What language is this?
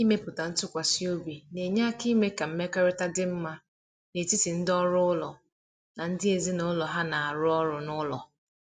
Igbo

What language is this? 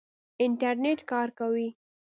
Pashto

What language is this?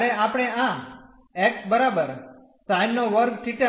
Gujarati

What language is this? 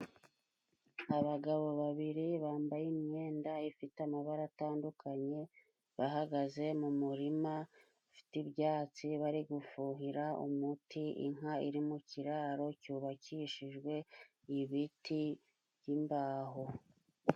Kinyarwanda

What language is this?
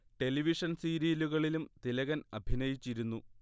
Malayalam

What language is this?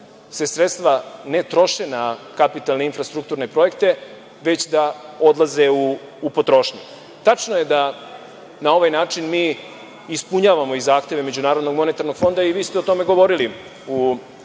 Serbian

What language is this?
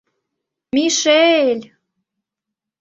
Mari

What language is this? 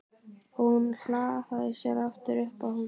Icelandic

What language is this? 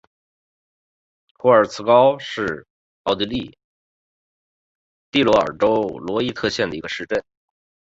Chinese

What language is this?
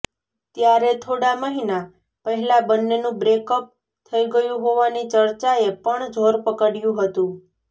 Gujarati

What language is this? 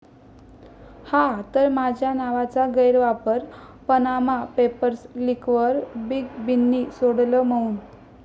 Marathi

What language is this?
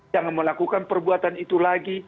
Indonesian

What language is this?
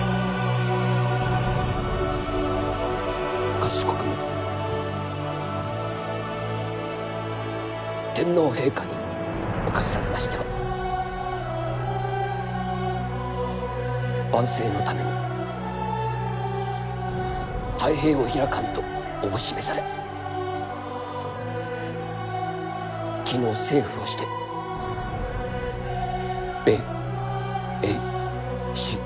Japanese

